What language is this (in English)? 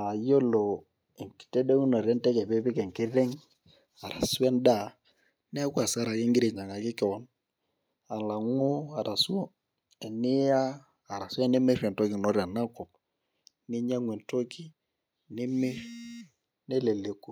Masai